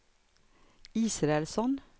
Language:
Swedish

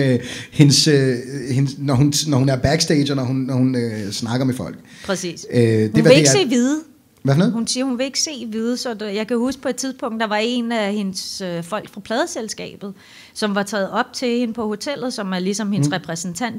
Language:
Danish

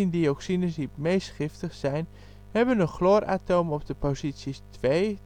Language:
Dutch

